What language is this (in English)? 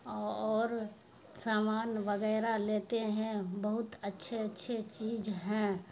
Urdu